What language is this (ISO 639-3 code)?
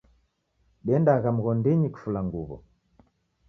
dav